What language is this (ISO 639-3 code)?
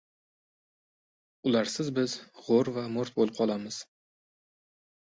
uzb